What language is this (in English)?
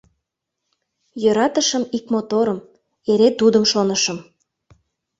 Mari